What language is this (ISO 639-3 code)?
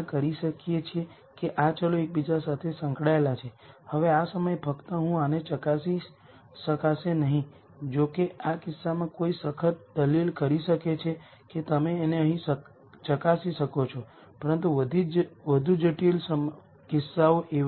guj